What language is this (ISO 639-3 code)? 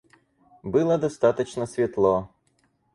rus